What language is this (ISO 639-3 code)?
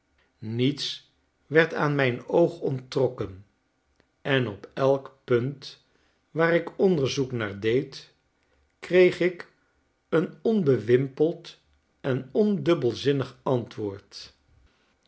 nld